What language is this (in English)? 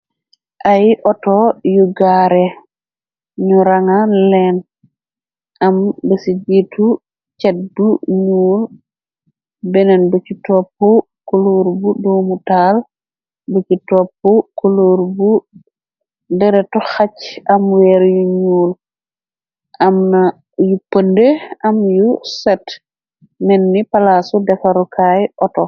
Wolof